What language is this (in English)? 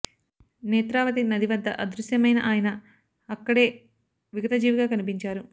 Telugu